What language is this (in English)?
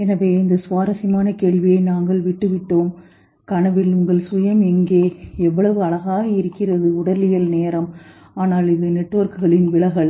Tamil